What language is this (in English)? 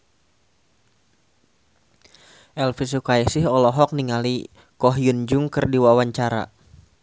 Sundanese